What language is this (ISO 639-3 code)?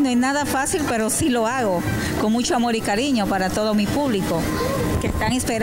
spa